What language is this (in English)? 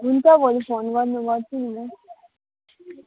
Nepali